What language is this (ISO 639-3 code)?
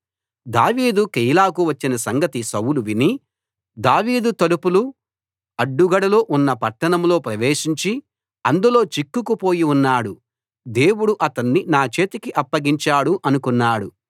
tel